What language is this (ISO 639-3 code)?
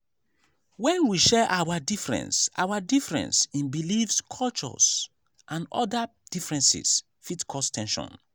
pcm